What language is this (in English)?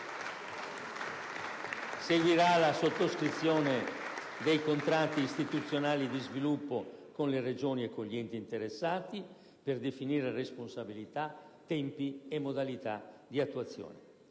Italian